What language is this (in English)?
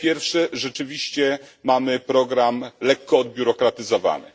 Polish